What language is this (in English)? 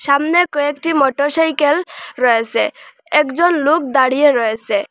Bangla